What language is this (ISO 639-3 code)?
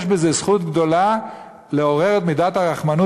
heb